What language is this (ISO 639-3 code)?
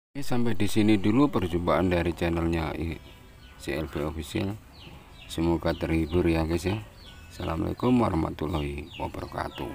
ind